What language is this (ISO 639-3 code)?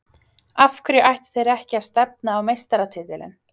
isl